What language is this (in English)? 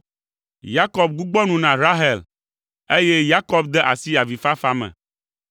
Ewe